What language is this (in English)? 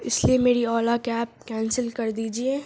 Urdu